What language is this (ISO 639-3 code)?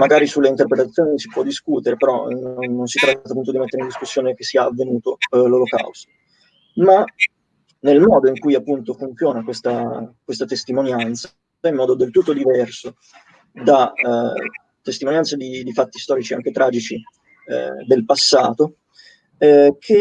ita